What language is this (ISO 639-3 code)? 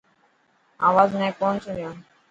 mki